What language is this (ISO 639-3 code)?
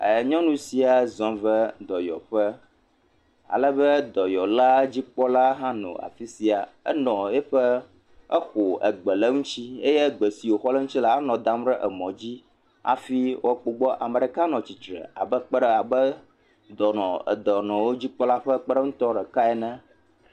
ewe